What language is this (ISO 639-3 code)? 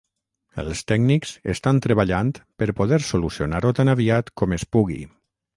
cat